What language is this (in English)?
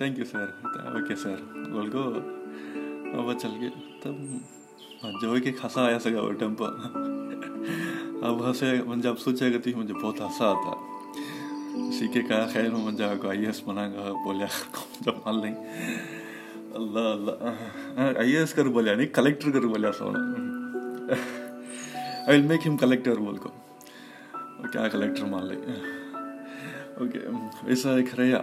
Urdu